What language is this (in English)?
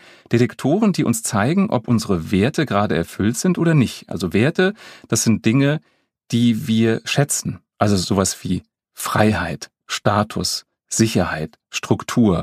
German